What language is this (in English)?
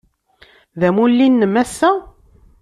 Kabyle